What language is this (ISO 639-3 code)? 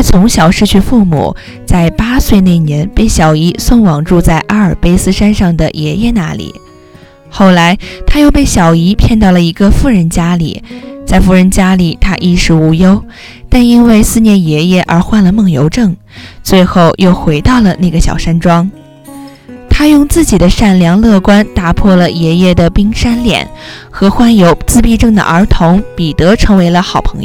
zho